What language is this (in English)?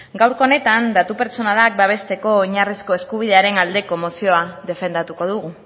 Basque